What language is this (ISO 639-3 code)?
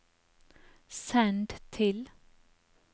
nor